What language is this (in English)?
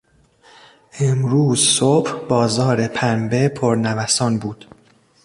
Persian